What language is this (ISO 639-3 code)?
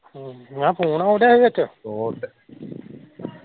pan